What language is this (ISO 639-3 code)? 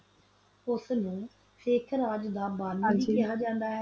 pan